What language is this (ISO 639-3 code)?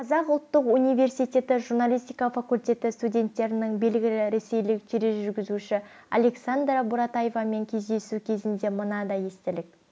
kaz